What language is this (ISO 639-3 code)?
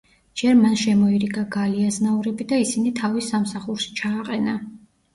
kat